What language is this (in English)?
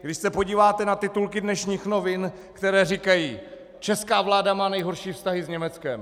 Czech